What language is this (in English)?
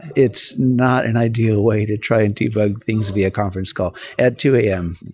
English